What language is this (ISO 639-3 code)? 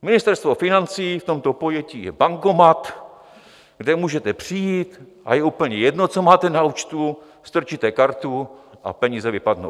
ces